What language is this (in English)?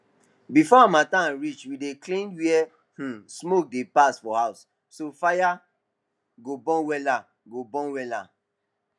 Nigerian Pidgin